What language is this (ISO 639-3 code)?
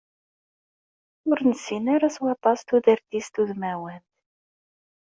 kab